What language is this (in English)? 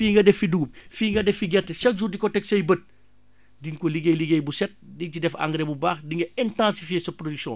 Wolof